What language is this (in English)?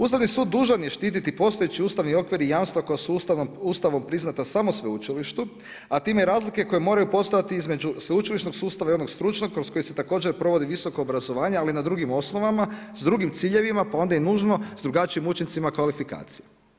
Croatian